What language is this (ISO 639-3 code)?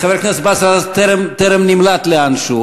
heb